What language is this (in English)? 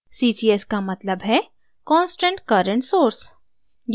Hindi